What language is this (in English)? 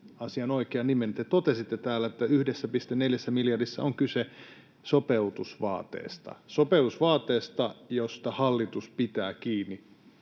Finnish